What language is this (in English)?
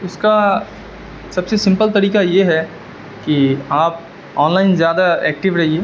Urdu